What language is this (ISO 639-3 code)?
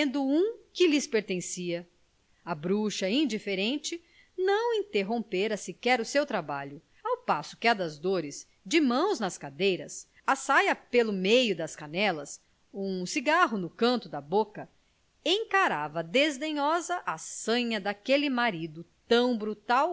por